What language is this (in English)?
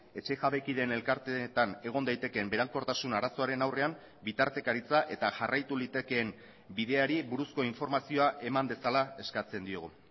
Basque